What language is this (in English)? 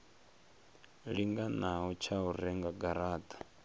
Venda